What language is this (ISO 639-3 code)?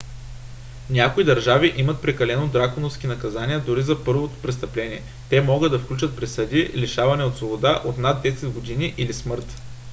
bul